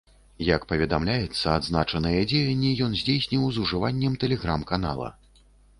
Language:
Belarusian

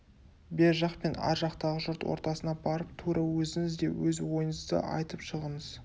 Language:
Kazakh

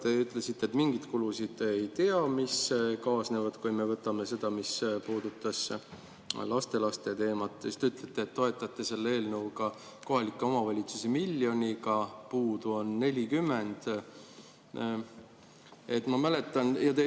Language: Estonian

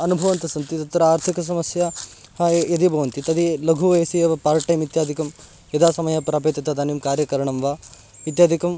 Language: Sanskrit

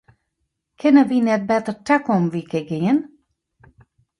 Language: Western Frisian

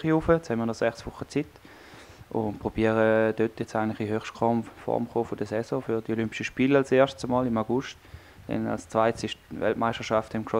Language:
German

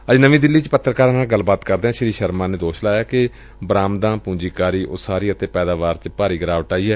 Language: Punjabi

